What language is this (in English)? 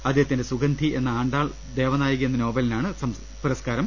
Malayalam